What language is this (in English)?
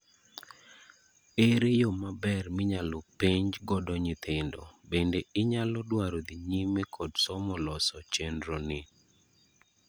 Luo (Kenya and Tanzania)